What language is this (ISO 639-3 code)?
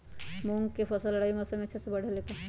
mag